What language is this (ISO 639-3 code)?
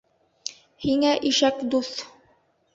bak